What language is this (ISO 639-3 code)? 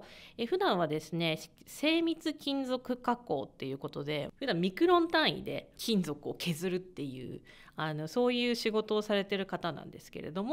jpn